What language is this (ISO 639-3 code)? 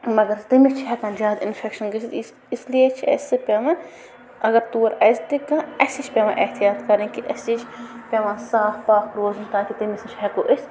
kas